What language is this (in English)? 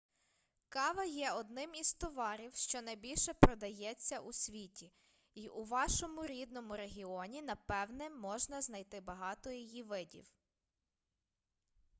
Ukrainian